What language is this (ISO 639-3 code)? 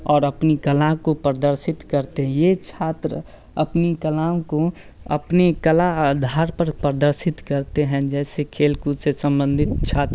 hin